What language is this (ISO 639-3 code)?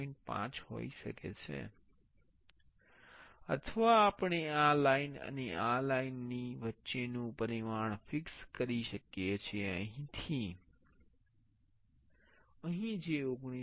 guj